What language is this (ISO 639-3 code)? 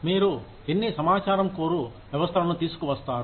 tel